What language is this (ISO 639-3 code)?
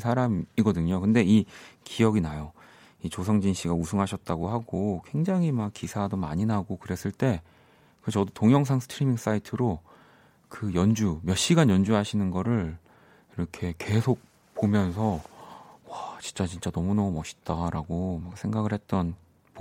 kor